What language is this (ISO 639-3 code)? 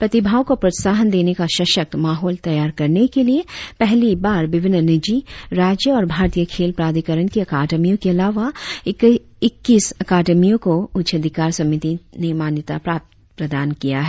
hin